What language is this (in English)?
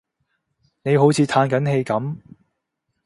Cantonese